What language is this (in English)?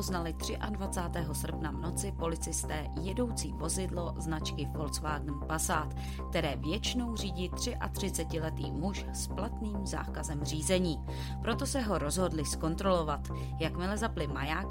Czech